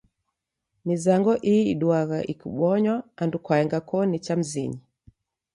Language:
Taita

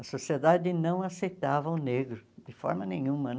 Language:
Portuguese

